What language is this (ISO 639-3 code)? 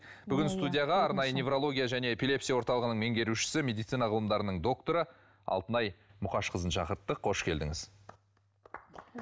kaz